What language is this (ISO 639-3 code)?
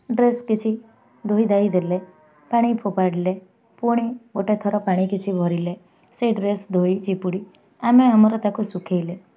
ori